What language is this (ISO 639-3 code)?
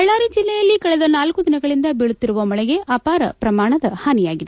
kan